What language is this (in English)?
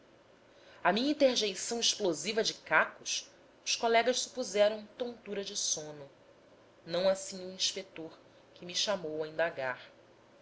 Portuguese